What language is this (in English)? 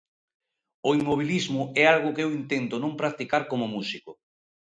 Galician